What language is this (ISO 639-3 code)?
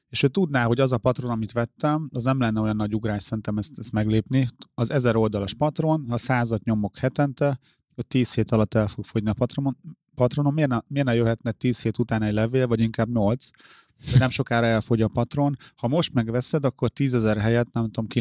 hun